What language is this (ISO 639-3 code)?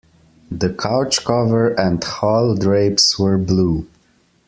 eng